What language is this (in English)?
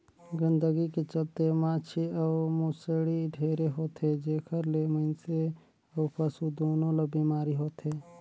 Chhattisgarhi